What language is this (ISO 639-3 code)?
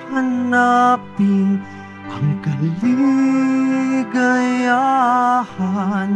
fil